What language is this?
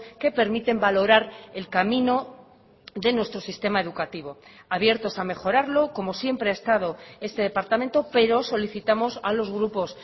Spanish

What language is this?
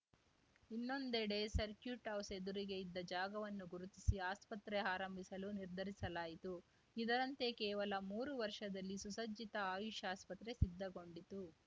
Kannada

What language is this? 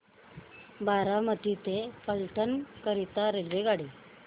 Marathi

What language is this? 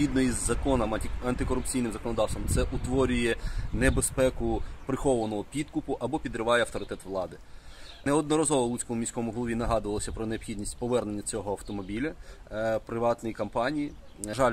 Ukrainian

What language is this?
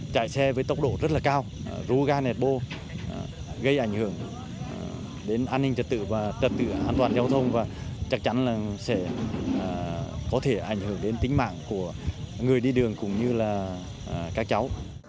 Vietnamese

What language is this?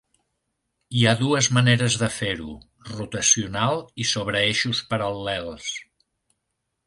Catalan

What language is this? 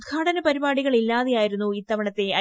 Malayalam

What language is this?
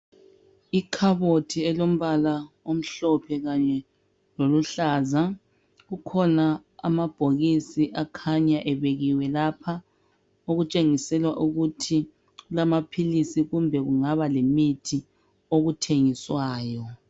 North Ndebele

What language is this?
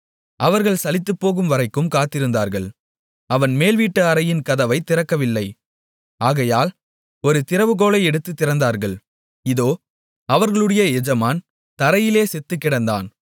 Tamil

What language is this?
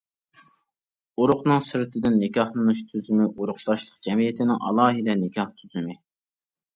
Uyghur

